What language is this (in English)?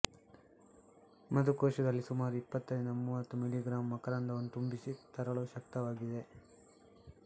Kannada